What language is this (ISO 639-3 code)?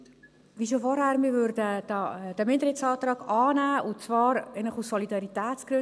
gsw